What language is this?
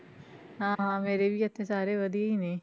Punjabi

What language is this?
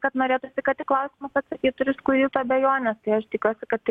Lithuanian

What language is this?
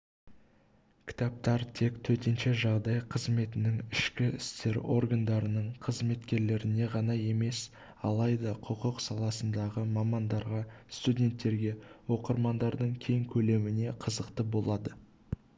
Kazakh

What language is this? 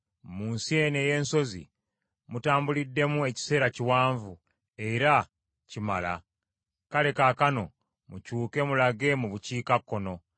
Ganda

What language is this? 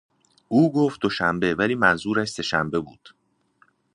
Persian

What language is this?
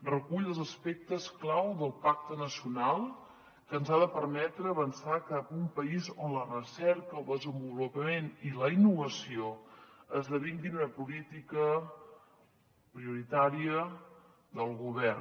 Catalan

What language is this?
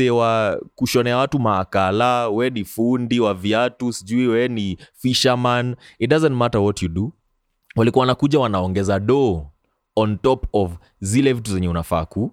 Swahili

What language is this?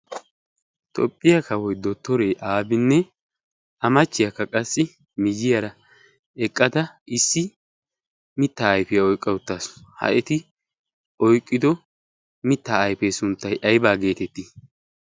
Wolaytta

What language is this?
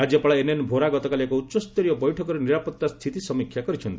Odia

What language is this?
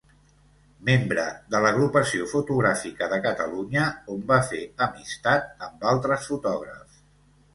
Catalan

